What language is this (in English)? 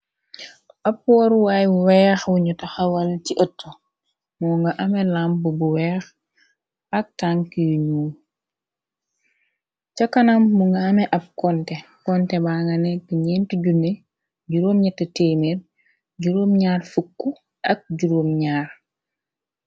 Wolof